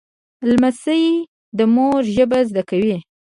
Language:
Pashto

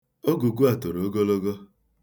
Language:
Igbo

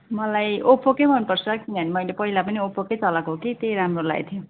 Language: Nepali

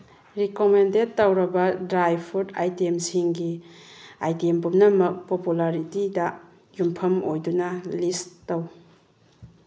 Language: Manipuri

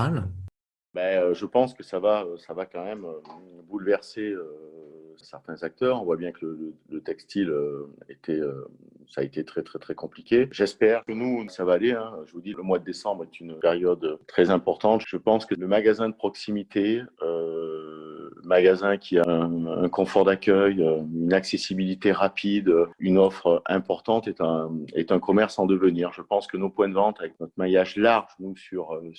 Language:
French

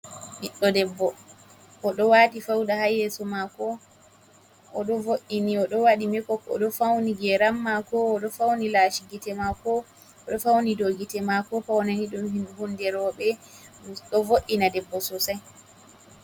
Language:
Fula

